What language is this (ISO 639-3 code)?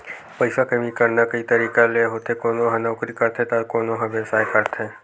hne